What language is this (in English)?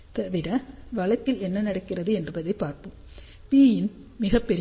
Tamil